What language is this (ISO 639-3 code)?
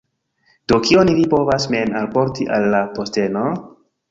epo